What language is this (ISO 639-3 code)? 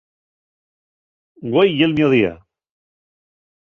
ast